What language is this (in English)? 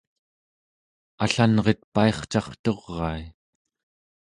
Central Yupik